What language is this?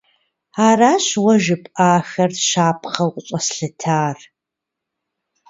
Kabardian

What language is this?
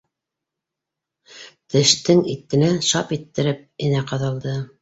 Bashkir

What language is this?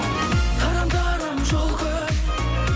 Kazakh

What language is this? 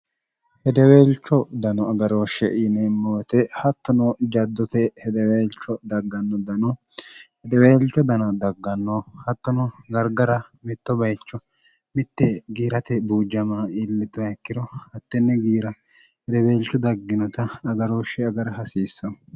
Sidamo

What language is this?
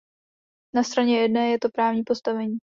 Czech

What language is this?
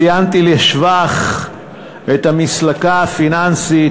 Hebrew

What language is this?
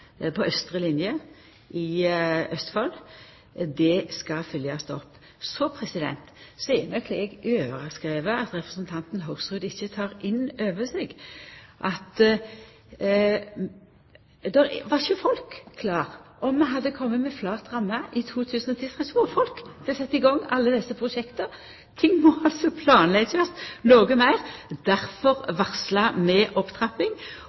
Norwegian Nynorsk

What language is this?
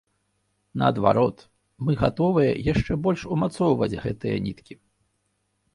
Belarusian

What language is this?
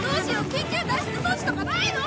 Japanese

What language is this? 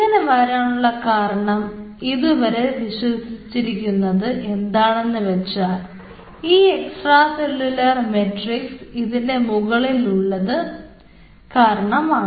Malayalam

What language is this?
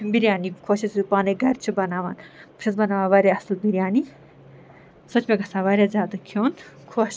Kashmiri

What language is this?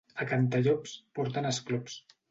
Catalan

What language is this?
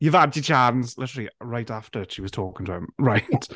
English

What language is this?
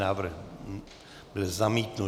Czech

